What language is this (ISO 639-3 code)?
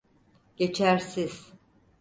tur